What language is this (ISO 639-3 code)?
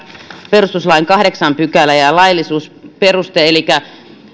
fin